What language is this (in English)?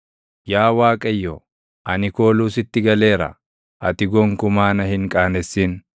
Oromo